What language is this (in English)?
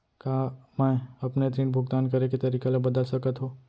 Chhattisgarhi